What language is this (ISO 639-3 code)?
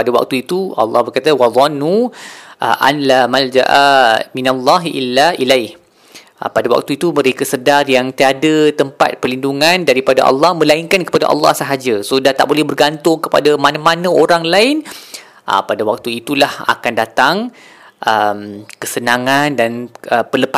msa